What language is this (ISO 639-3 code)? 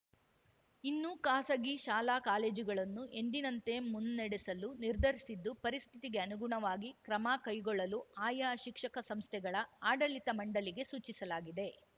kan